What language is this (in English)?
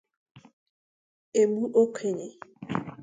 Igbo